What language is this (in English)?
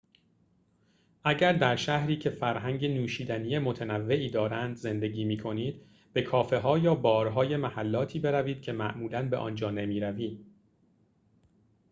Persian